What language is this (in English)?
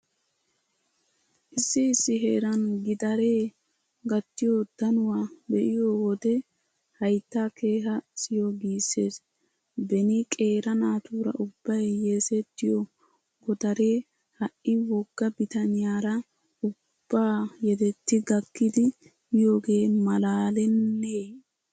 Wolaytta